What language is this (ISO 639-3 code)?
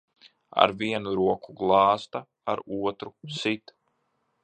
lav